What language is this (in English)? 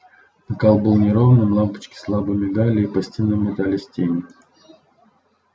Russian